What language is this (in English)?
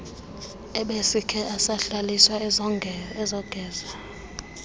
Xhosa